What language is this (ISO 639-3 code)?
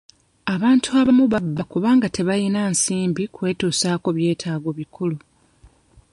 lug